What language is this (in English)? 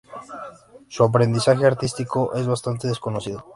Spanish